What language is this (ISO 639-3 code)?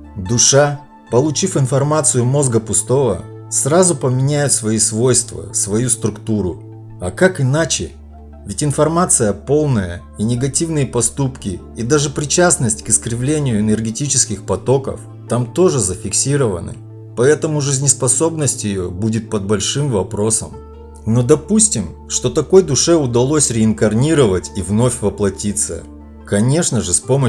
rus